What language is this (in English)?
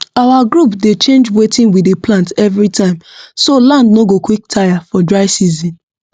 Nigerian Pidgin